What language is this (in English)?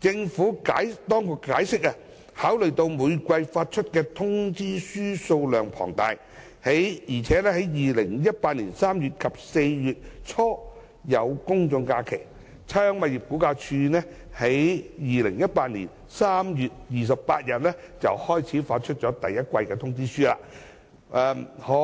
Cantonese